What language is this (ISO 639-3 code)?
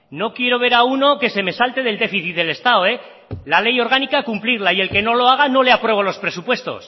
spa